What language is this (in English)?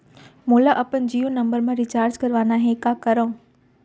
Chhattisgarhi